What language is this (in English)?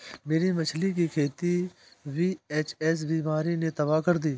Hindi